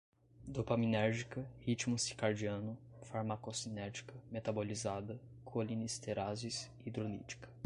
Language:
Portuguese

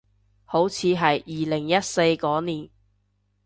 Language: Cantonese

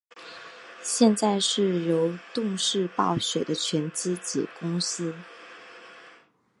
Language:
Chinese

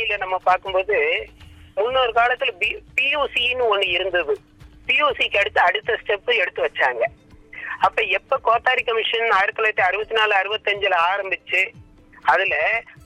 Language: Tamil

